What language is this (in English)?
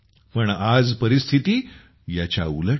Marathi